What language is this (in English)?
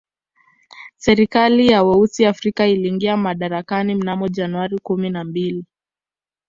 Swahili